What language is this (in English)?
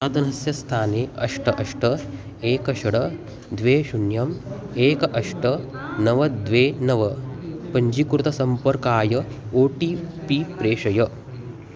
Sanskrit